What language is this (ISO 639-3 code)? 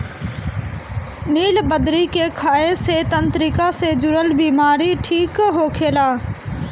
bho